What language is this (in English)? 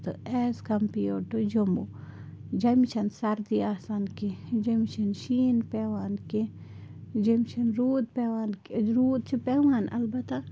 Kashmiri